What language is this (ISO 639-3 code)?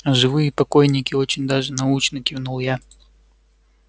rus